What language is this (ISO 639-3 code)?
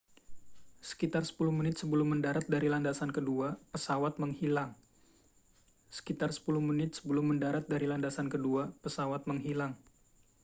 ind